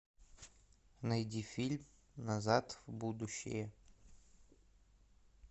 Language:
Russian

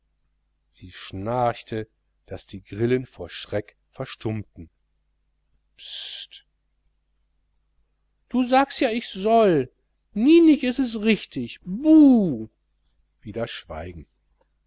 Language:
German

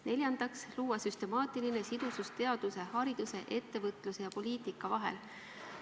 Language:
Estonian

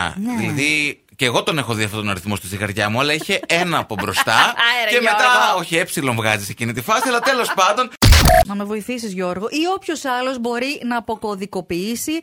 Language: Greek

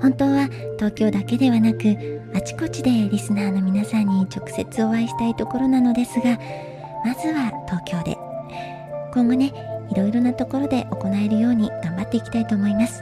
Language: Japanese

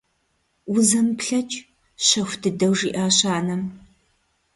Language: Kabardian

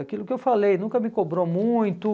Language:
Portuguese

